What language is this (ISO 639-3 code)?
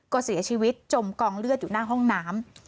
tha